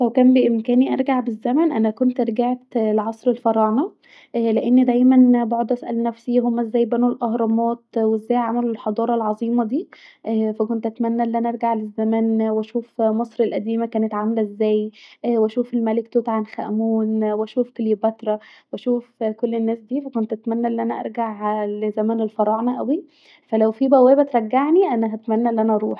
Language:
Egyptian Arabic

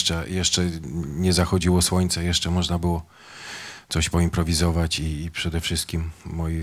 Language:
Polish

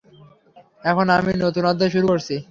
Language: Bangla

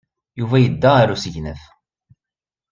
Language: Kabyle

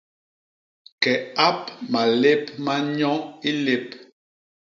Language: Basaa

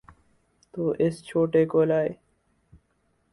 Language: Urdu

